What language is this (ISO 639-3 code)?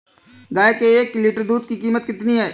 hin